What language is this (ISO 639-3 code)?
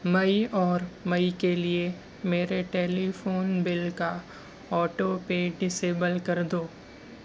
urd